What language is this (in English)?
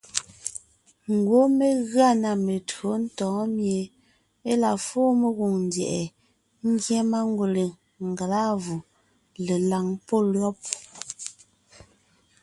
Ngiemboon